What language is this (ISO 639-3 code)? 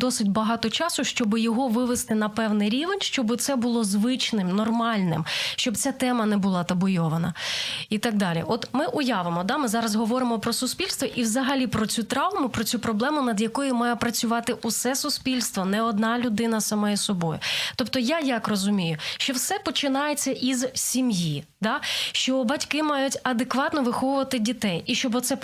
ukr